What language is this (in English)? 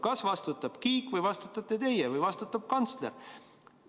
Estonian